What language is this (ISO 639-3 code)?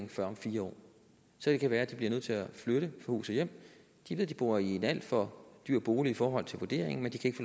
dan